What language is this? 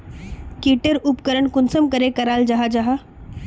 Magahi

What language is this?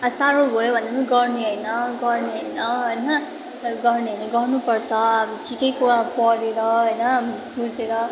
Nepali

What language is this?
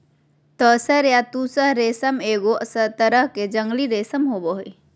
Magahi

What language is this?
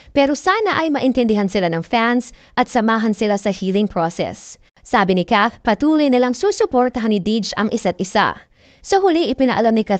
Filipino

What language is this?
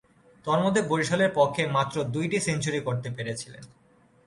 Bangla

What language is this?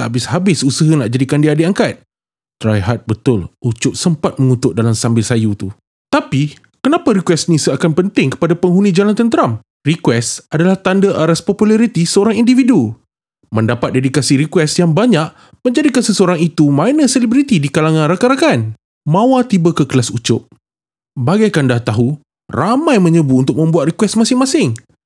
Malay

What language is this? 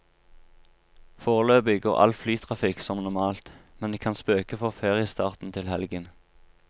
Norwegian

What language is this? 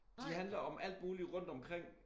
Danish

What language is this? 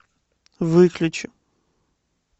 Russian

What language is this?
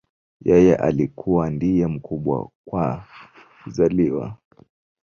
Swahili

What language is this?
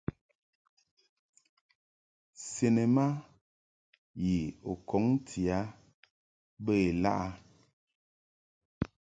Mungaka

